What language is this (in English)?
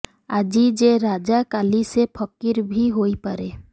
Odia